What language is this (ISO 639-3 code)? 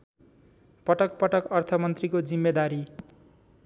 nep